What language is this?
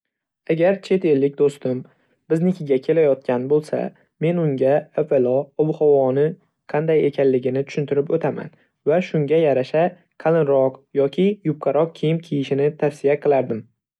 Uzbek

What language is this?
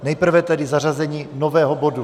Czech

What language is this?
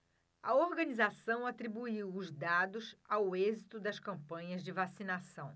Portuguese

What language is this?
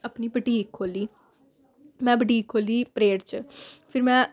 Dogri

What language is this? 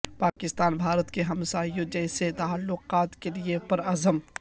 Urdu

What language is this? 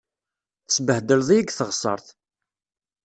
Kabyle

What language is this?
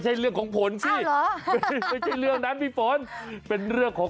Thai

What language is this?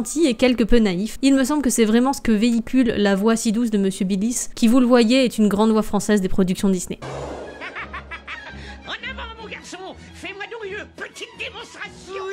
French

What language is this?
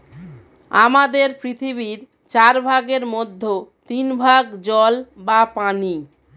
Bangla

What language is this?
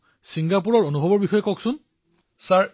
Assamese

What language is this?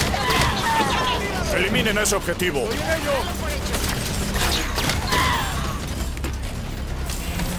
Spanish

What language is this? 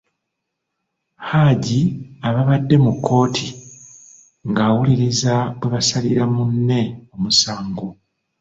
Ganda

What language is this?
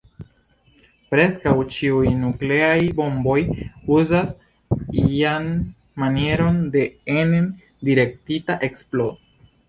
Esperanto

